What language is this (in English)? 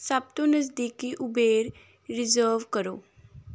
Punjabi